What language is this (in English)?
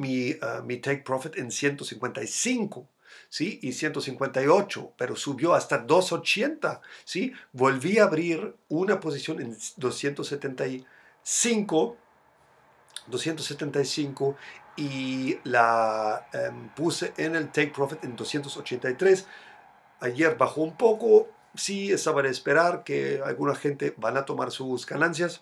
Spanish